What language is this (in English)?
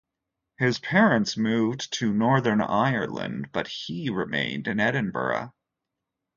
English